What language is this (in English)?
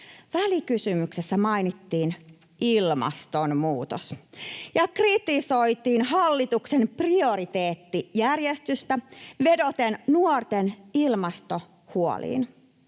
Finnish